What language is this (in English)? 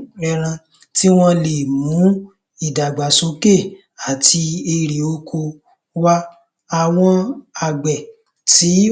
Yoruba